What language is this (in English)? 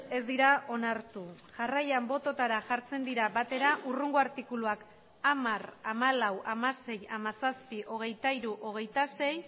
Basque